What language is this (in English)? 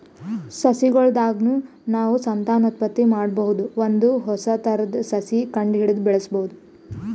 Kannada